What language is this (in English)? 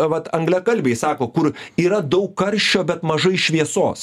Lithuanian